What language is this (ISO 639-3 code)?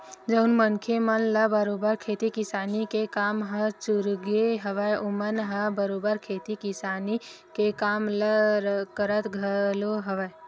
hne